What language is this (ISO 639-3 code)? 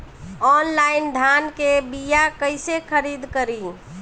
bho